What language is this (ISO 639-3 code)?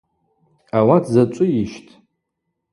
abq